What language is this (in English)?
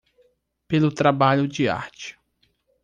Portuguese